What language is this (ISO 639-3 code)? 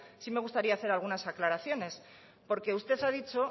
spa